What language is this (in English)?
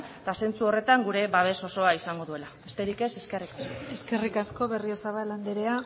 Basque